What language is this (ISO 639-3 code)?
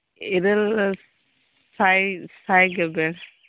sat